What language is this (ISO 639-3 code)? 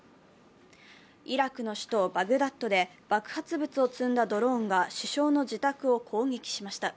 jpn